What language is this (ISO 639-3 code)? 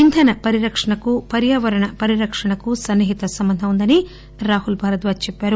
tel